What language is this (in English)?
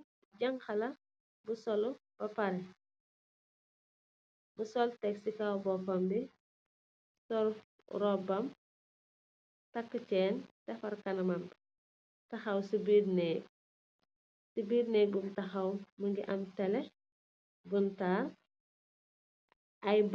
Wolof